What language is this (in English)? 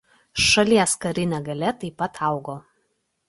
Lithuanian